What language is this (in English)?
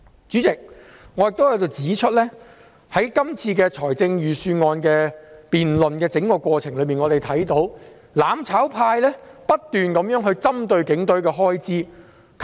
Cantonese